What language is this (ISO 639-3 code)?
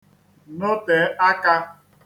ibo